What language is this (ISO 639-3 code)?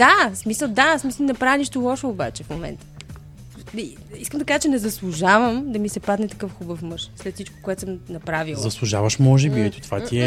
bul